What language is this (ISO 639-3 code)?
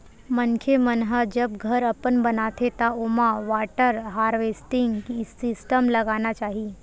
hne